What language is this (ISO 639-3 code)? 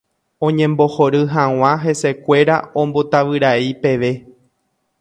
grn